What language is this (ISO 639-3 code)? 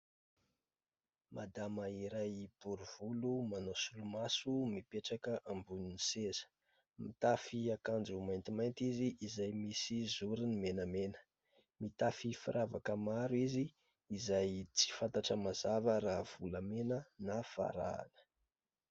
mlg